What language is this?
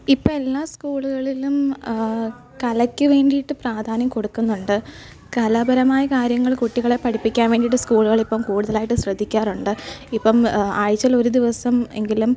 Malayalam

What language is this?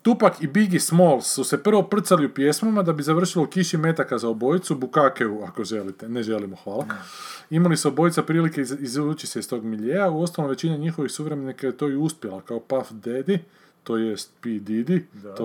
Croatian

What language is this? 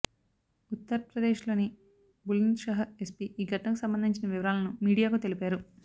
Telugu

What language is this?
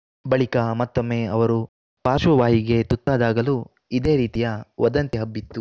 Kannada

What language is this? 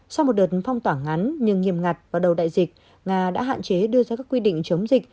Vietnamese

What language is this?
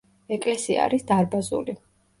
Georgian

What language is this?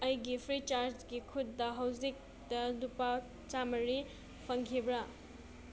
Manipuri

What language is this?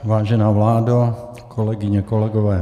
Czech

